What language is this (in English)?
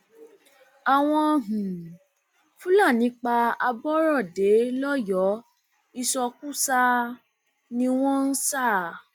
Yoruba